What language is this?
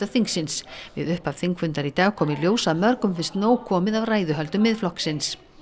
Icelandic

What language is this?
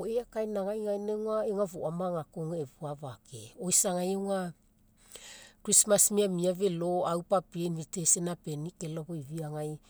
Mekeo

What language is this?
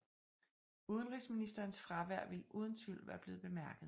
Danish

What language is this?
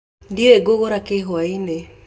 Kikuyu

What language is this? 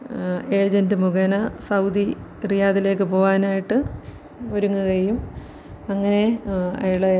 Malayalam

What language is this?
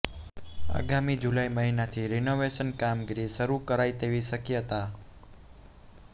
Gujarati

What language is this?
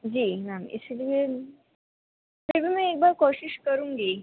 Urdu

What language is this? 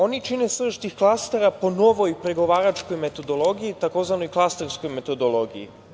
Serbian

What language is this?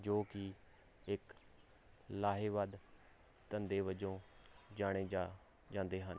Punjabi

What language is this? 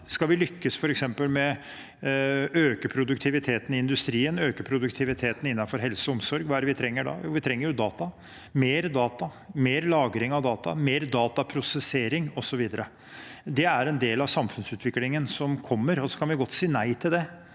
Norwegian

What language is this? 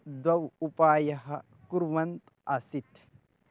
Sanskrit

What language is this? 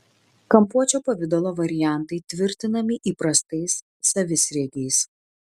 Lithuanian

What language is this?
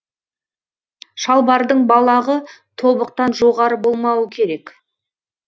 Kazakh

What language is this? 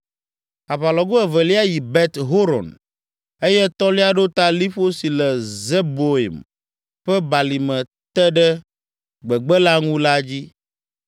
Ewe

